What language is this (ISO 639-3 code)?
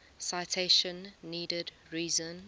eng